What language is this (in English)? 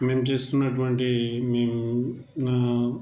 Telugu